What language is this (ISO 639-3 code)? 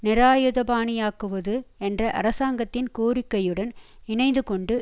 tam